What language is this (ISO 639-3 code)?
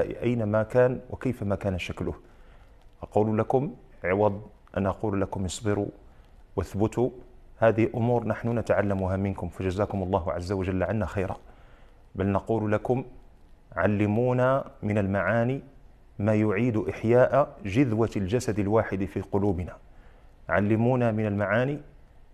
ara